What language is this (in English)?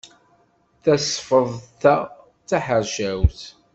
Kabyle